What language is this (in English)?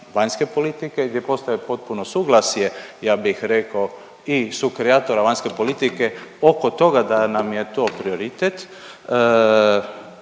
Croatian